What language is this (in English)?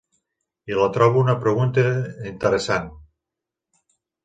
Catalan